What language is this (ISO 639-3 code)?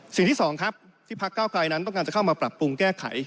tha